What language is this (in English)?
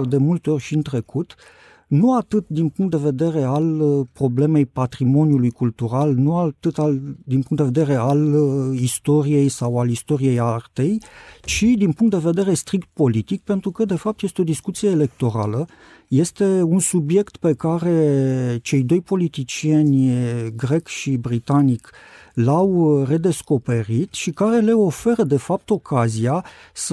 Romanian